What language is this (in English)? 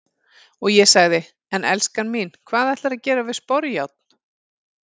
Icelandic